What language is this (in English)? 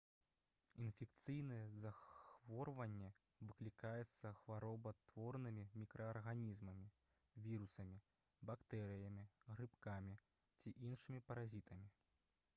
Belarusian